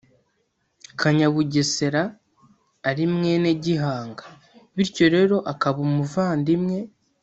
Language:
Kinyarwanda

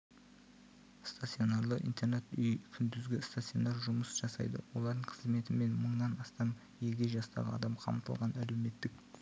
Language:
Kazakh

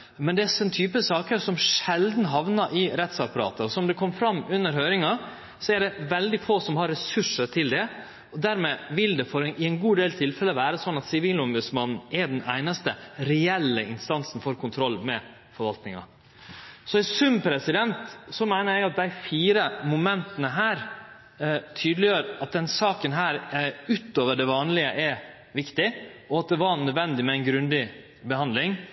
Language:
Norwegian Nynorsk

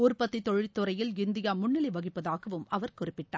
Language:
Tamil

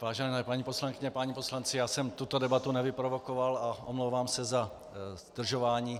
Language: Czech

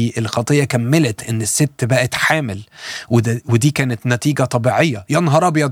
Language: Arabic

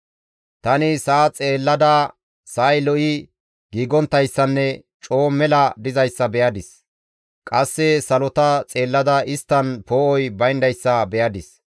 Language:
Gamo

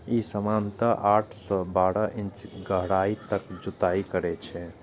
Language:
Maithili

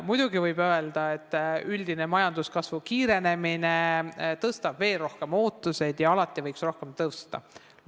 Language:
Estonian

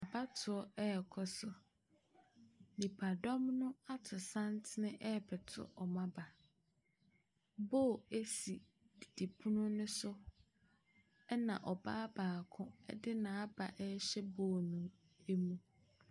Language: Akan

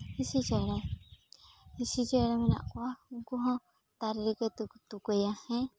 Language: Santali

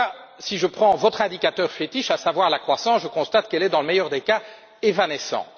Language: French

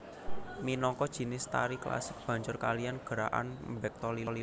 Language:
Javanese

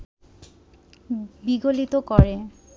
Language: Bangla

